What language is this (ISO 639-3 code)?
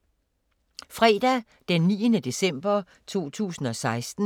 dan